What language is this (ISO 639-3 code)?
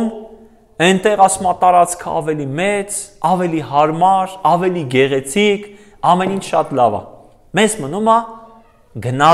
ron